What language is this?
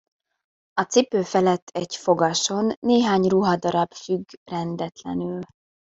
Hungarian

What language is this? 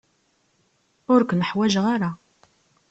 Kabyle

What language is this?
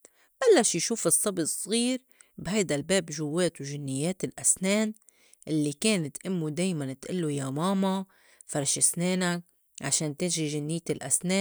North Levantine Arabic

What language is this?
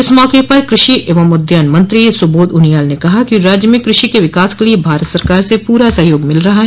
Hindi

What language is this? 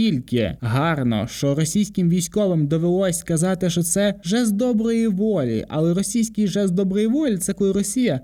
Ukrainian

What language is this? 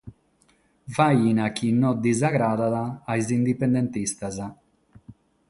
Sardinian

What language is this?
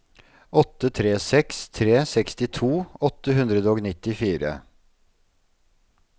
Norwegian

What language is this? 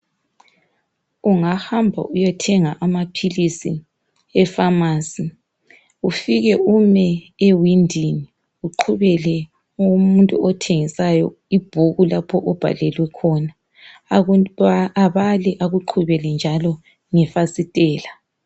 North Ndebele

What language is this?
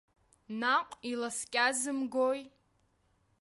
Abkhazian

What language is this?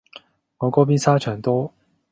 Cantonese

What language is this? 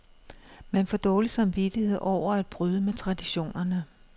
Danish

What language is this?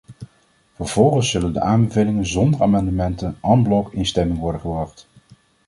Dutch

